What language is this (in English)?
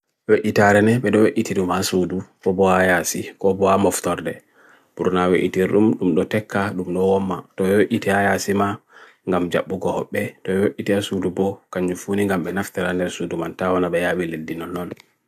Bagirmi Fulfulde